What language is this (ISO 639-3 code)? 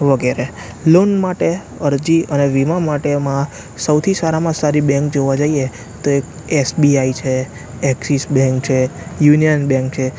guj